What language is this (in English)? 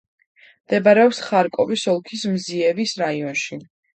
Georgian